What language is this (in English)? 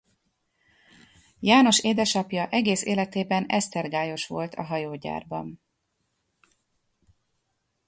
Hungarian